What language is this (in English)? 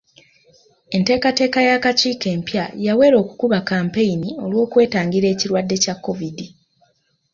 Ganda